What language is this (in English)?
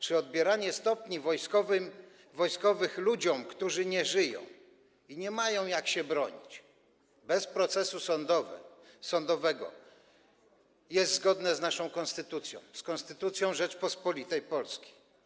Polish